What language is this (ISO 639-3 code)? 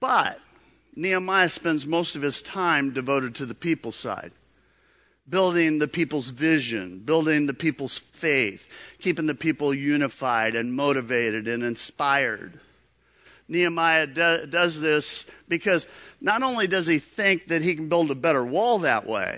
eng